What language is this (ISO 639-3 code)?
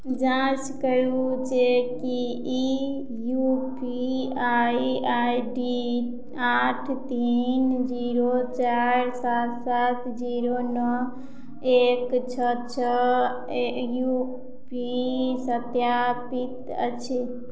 mai